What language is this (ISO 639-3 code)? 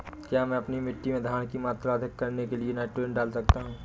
hin